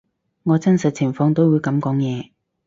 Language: Cantonese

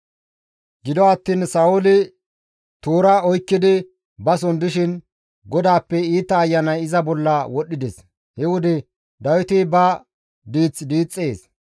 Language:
Gamo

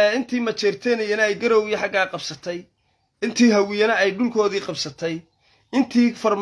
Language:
Arabic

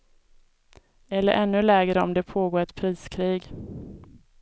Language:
Swedish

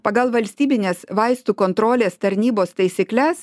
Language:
Lithuanian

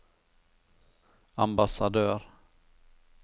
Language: Norwegian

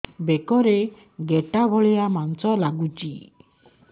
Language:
Odia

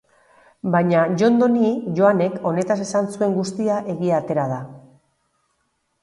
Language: Basque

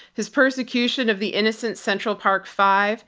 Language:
English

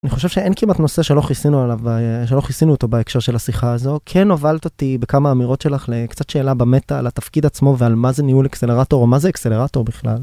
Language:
Hebrew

